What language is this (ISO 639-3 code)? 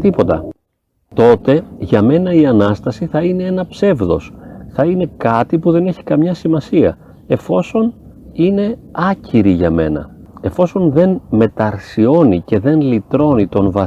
ell